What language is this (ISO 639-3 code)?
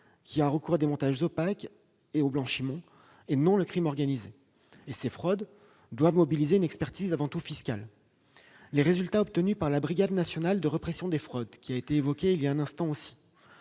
fra